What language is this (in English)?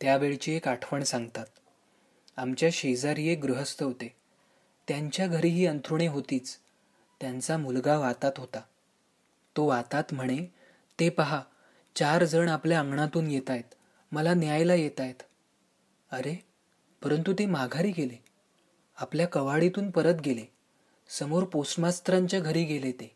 Marathi